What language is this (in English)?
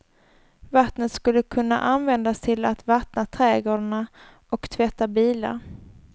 Swedish